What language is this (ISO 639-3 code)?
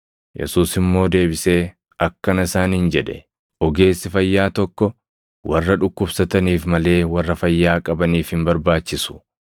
orm